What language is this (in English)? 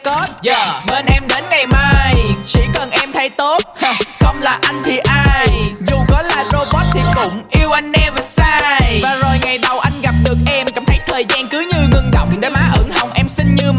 Vietnamese